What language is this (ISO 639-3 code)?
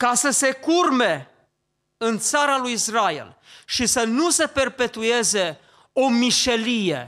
ron